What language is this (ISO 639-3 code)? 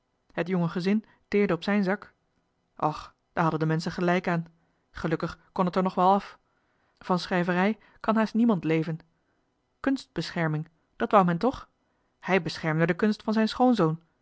nld